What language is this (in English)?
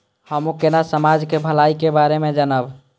Maithili